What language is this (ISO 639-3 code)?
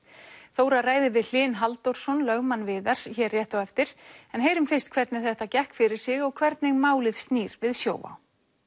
isl